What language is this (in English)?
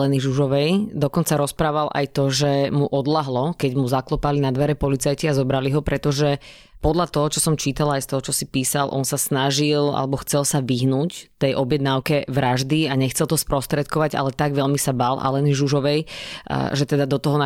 Slovak